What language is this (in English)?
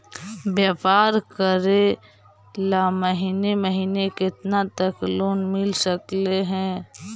Magahi